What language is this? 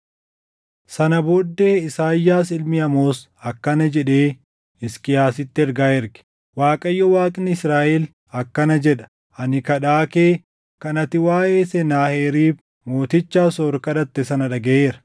Oromo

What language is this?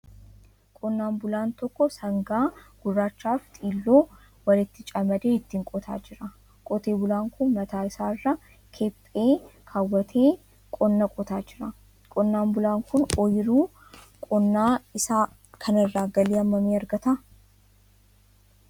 Oromo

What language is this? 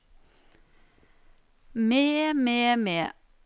Norwegian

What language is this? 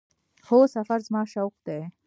Pashto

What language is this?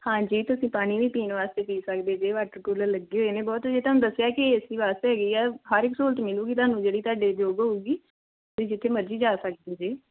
Punjabi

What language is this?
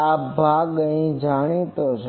Gujarati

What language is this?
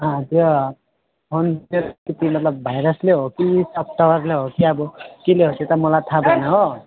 Nepali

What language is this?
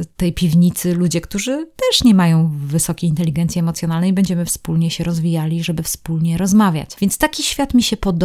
Polish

